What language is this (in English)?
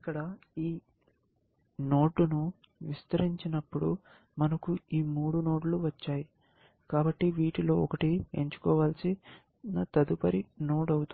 Telugu